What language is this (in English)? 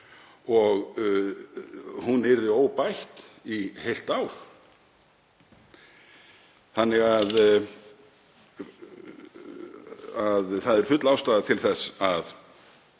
Icelandic